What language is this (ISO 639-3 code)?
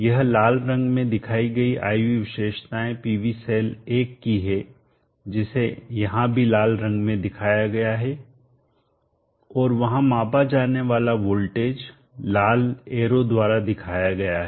hin